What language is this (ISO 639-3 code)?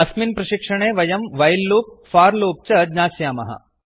san